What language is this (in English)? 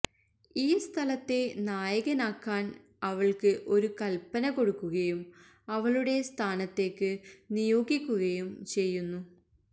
Malayalam